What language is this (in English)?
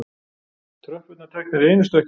Icelandic